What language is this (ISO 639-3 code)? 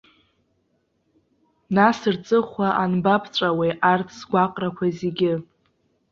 abk